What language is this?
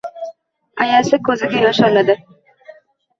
Uzbek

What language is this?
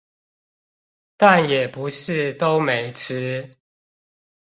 Chinese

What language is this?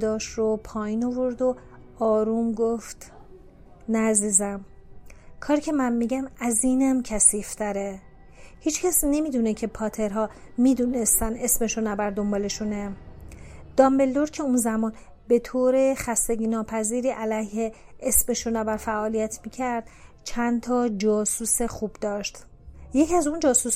Persian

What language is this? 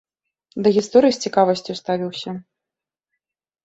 Belarusian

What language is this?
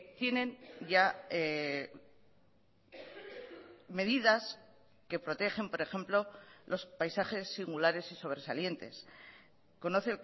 Spanish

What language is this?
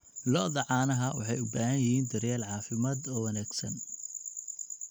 Somali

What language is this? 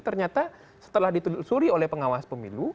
Indonesian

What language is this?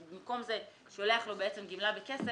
Hebrew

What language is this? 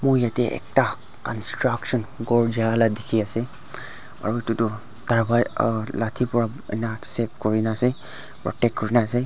Naga Pidgin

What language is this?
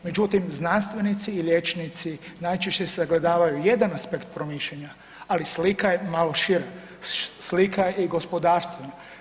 Croatian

